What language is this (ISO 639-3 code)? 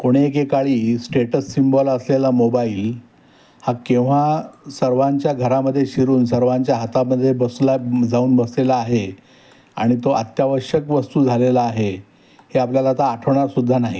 mar